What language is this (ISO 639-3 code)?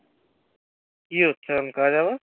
ben